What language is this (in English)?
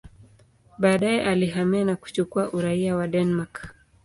Swahili